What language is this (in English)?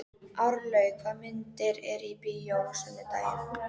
Icelandic